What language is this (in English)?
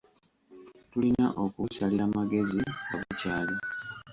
Ganda